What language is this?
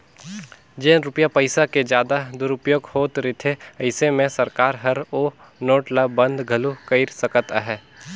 Chhattisgarhi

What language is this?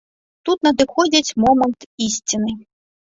Belarusian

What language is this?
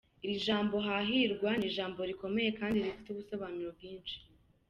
Kinyarwanda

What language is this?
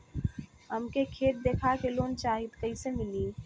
Bhojpuri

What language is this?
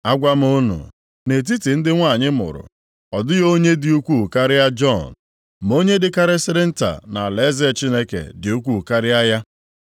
Igbo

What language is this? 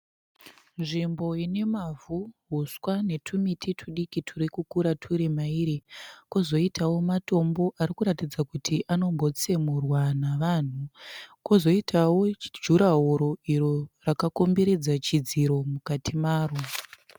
Shona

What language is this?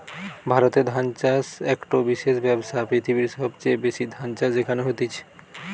Bangla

